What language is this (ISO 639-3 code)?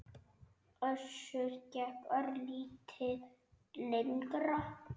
isl